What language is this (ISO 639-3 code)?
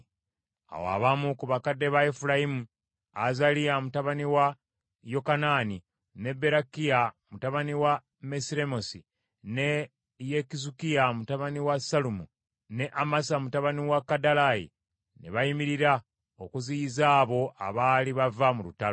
lug